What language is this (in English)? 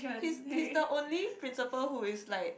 English